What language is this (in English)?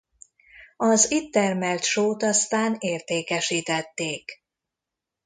Hungarian